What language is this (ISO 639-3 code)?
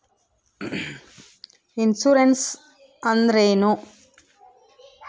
kan